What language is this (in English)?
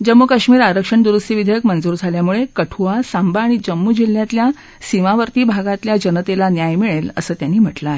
Marathi